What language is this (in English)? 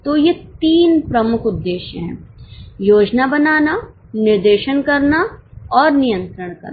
Hindi